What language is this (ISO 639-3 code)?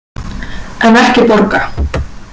isl